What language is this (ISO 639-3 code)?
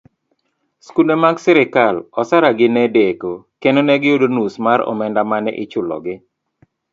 luo